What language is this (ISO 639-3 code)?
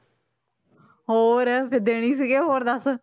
pan